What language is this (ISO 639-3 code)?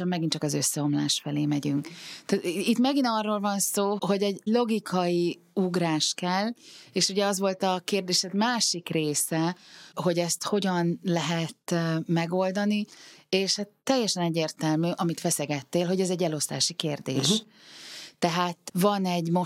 hun